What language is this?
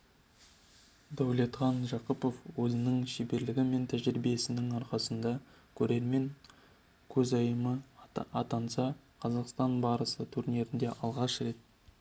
Kazakh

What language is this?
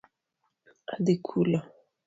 Luo (Kenya and Tanzania)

